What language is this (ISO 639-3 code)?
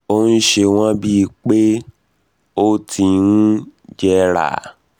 yor